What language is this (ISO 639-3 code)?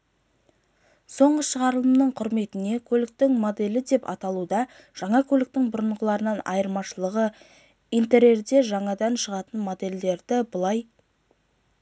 kaz